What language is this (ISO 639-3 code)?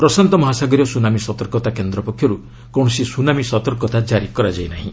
ori